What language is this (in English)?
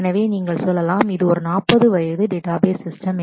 Tamil